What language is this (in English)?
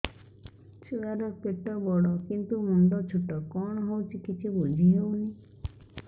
Odia